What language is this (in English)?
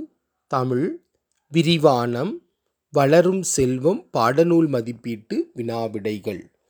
Tamil